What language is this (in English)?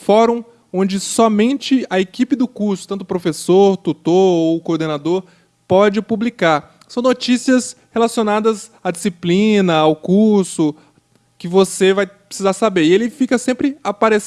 Portuguese